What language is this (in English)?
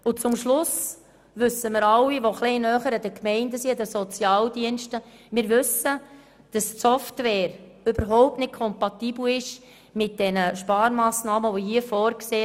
Swiss German